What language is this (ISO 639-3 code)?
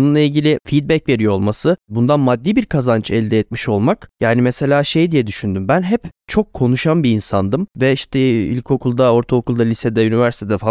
tur